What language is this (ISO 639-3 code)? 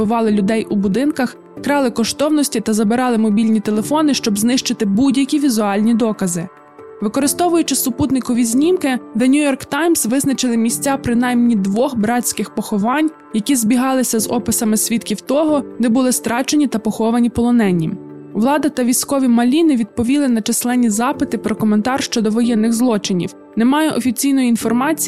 ukr